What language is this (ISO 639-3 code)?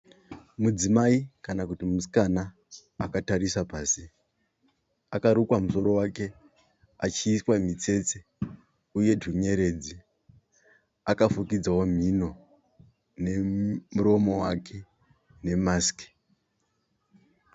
sna